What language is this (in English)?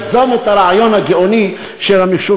Hebrew